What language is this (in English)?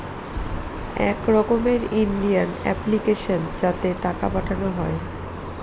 Bangla